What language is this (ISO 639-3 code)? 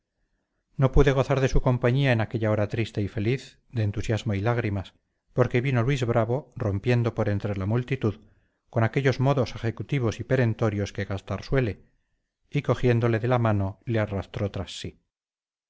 spa